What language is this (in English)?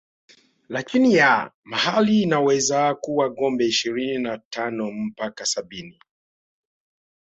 Swahili